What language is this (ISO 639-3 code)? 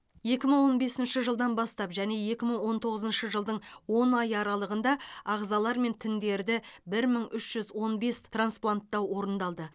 kaz